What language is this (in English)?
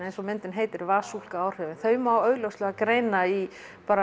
Icelandic